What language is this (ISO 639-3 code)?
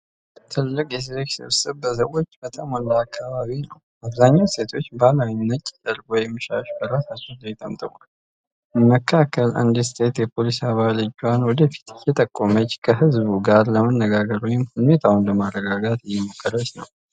amh